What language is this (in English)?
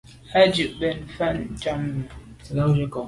Medumba